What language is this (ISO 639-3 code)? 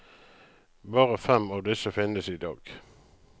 nor